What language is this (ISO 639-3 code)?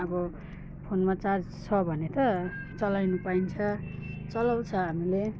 nep